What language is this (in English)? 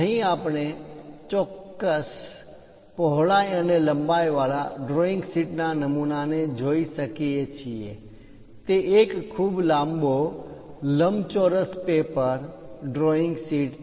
Gujarati